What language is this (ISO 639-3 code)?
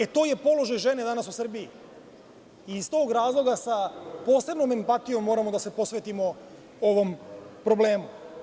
srp